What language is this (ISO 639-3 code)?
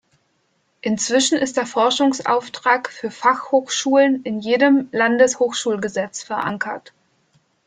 deu